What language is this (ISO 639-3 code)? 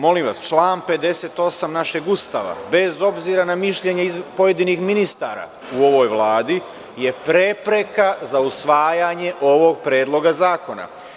srp